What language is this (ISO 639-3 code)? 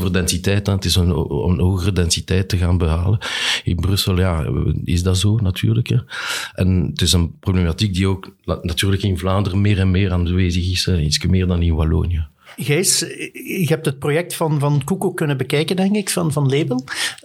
nld